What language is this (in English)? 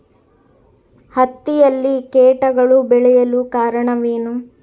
Kannada